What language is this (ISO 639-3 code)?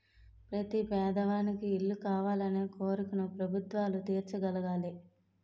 tel